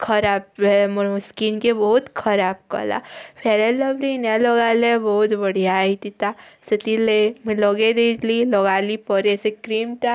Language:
Odia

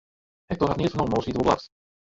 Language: Western Frisian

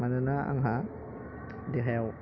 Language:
Bodo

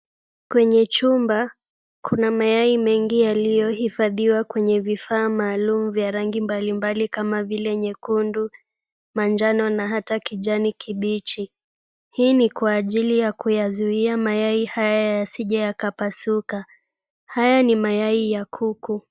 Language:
Swahili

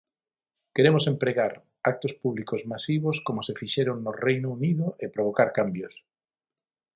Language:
Galician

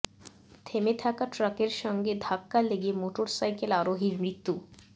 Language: Bangla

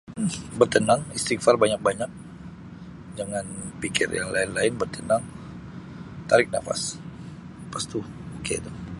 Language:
Sabah Malay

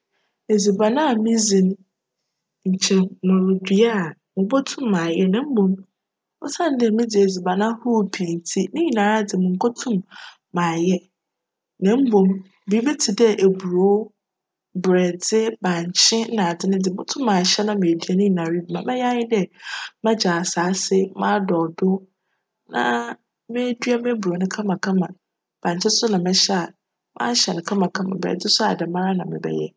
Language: Akan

